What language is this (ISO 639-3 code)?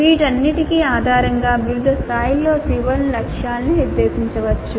tel